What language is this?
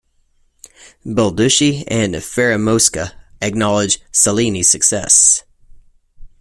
English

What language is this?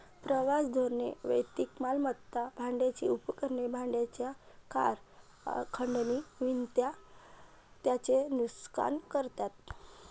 Marathi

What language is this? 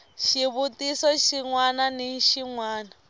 Tsonga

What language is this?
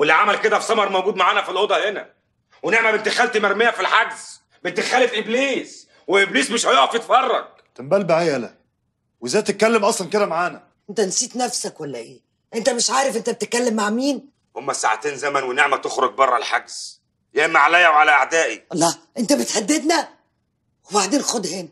Arabic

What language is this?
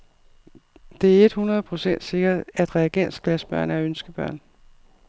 Danish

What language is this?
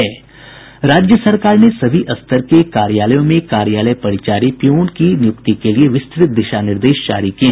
Hindi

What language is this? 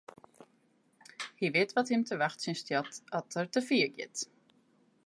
Western Frisian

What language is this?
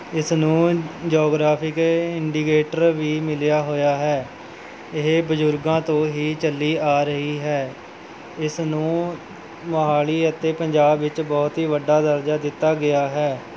Punjabi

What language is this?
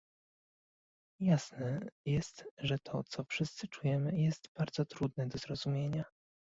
Polish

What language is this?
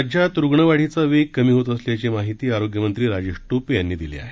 Marathi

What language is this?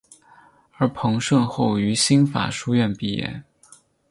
Chinese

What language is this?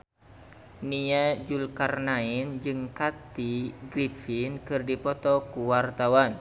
Sundanese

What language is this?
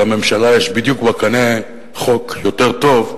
Hebrew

